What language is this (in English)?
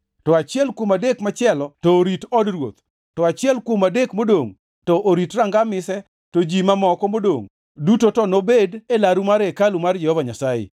Luo (Kenya and Tanzania)